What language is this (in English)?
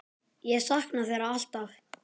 Icelandic